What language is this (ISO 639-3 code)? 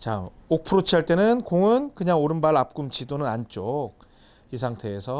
kor